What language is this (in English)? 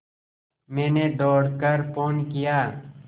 Hindi